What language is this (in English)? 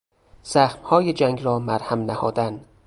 Persian